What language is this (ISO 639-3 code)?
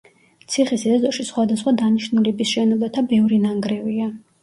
kat